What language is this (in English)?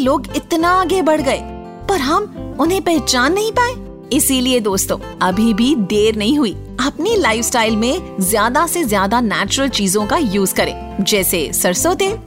Hindi